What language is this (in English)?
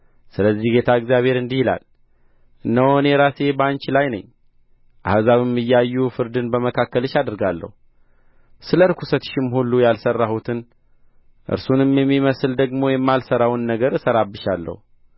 Amharic